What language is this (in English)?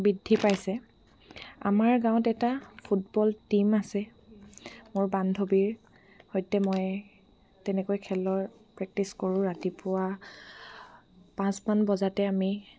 Assamese